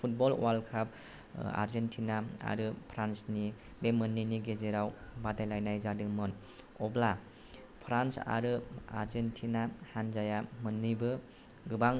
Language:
Bodo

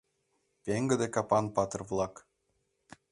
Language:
Mari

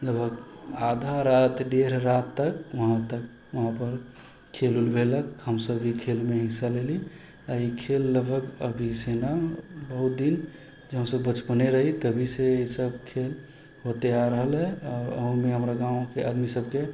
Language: Maithili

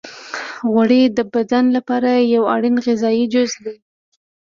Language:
Pashto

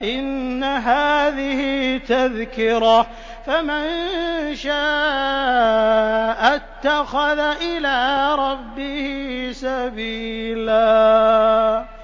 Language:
Arabic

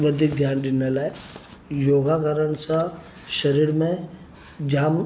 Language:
Sindhi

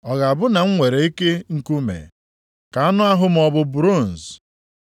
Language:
Igbo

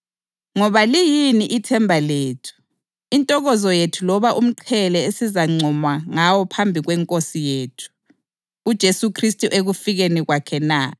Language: North Ndebele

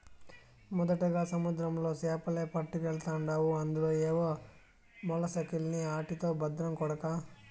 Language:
Telugu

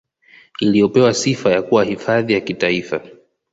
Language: Swahili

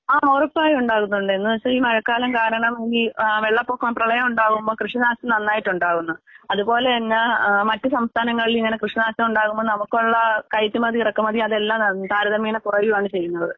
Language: Malayalam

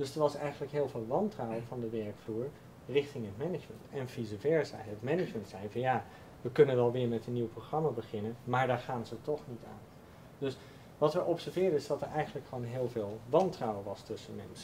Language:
Dutch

